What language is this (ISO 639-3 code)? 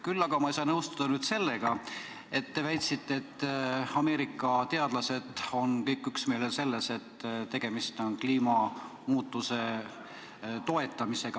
est